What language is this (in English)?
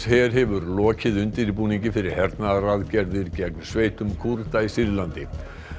Icelandic